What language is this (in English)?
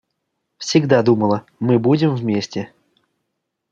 Russian